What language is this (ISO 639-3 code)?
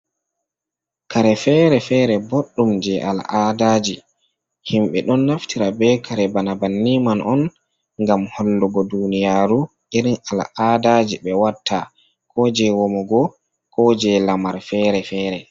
ful